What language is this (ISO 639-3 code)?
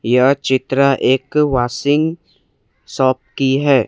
hin